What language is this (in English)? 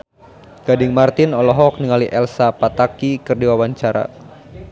Sundanese